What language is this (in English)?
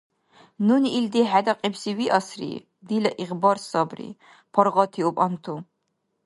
Dargwa